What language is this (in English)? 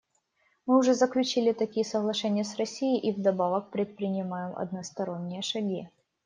Russian